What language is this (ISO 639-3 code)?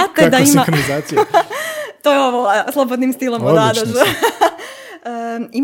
hrv